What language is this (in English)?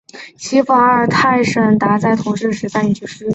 Chinese